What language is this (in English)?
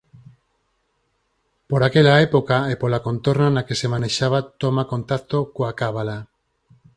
Galician